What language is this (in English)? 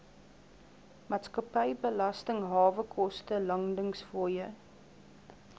Afrikaans